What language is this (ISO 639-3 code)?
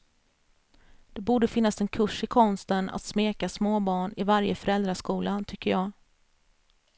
swe